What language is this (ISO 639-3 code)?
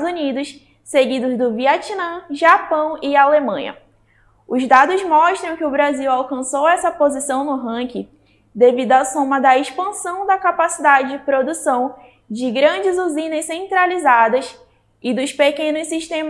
por